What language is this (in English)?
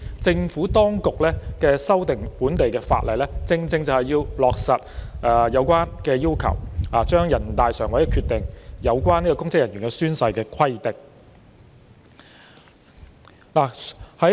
Cantonese